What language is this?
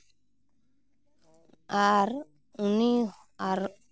Santali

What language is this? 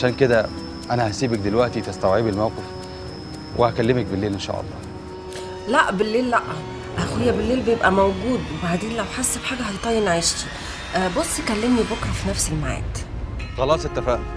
Arabic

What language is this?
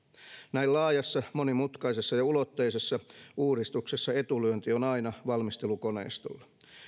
Finnish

